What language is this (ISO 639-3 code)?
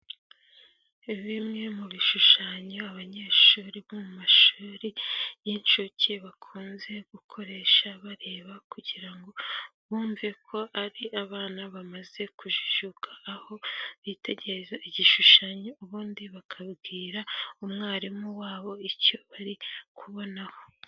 kin